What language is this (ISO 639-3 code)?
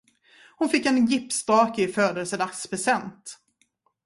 swe